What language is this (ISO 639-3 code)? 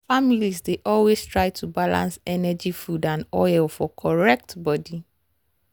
pcm